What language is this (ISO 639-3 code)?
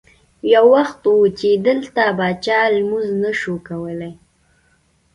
pus